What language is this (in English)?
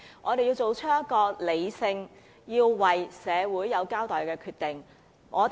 Cantonese